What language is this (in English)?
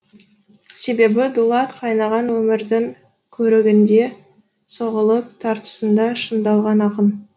Kazakh